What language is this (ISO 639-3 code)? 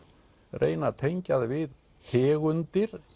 isl